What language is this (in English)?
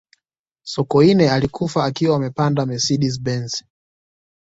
Swahili